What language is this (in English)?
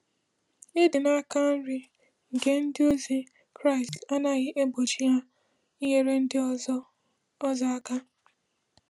Igbo